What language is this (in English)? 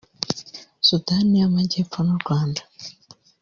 Kinyarwanda